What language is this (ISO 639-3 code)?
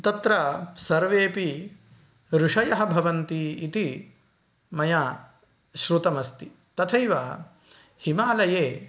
san